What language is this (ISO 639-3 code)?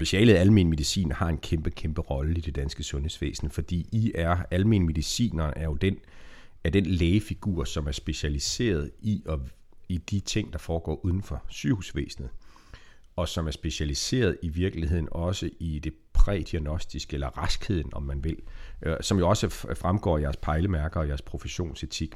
dan